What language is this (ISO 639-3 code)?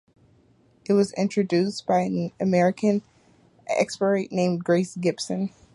eng